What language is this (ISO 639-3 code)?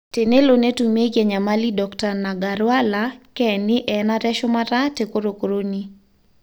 mas